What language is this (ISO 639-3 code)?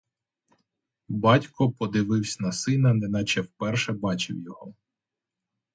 ukr